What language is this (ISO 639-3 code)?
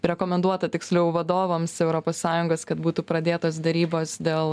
lit